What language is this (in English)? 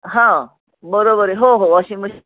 Marathi